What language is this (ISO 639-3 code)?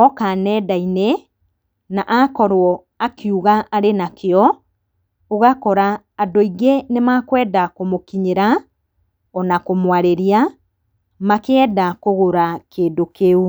kik